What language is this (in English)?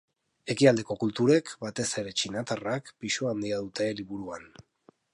Basque